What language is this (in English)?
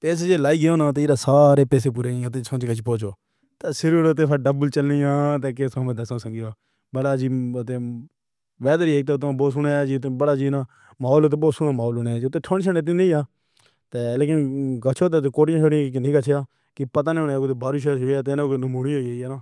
Pahari-Potwari